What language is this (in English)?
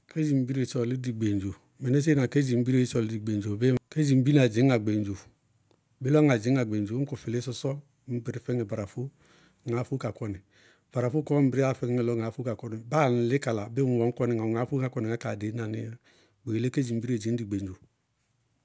Bago-Kusuntu